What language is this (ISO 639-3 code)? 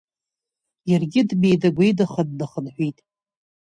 abk